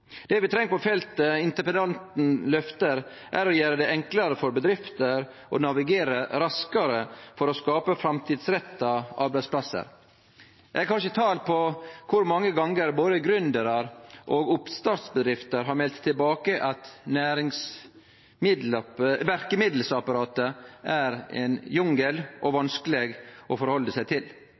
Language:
Norwegian Nynorsk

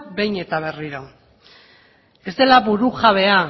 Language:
Basque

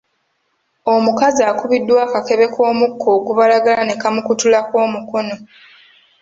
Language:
Ganda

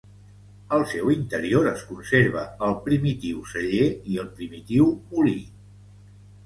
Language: Catalan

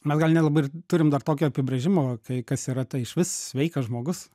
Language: Lithuanian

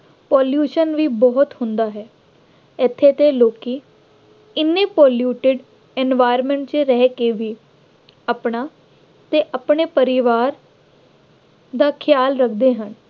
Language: Punjabi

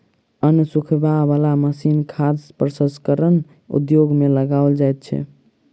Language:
Maithili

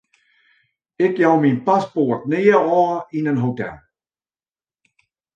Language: Western Frisian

